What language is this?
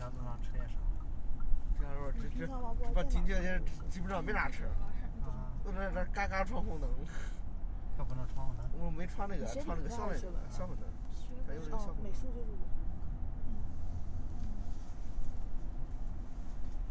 Chinese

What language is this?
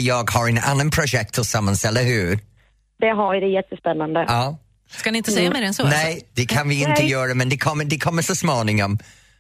Swedish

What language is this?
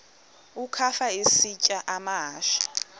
Xhosa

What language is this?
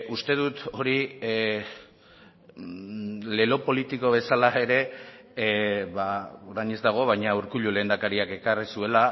Basque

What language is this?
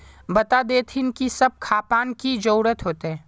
Magahi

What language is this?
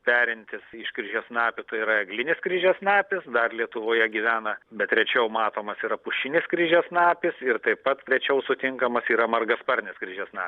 Lithuanian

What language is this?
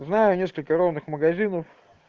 Russian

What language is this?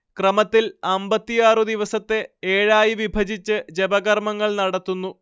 Malayalam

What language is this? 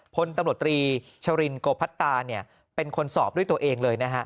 Thai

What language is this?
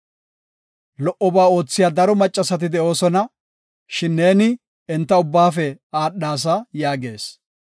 Gofa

